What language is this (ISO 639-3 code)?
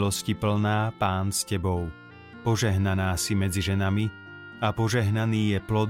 slk